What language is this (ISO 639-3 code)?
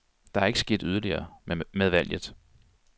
dan